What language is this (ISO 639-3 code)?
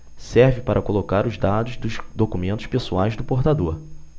por